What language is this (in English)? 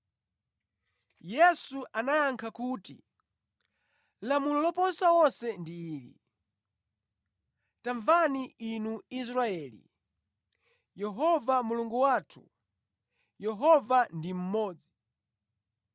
Nyanja